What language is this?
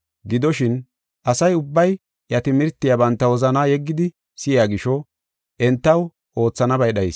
Gofa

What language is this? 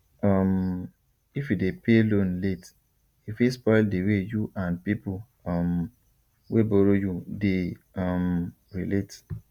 Nigerian Pidgin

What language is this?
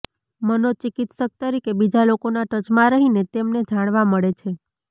Gujarati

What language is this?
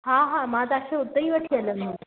Sindhi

